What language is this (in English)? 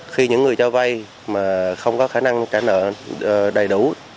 Vietnamese